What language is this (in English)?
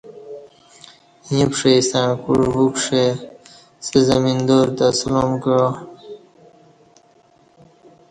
Kati